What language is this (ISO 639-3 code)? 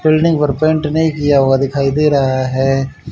hin